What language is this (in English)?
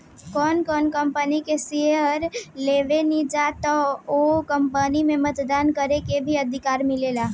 Bhojpuri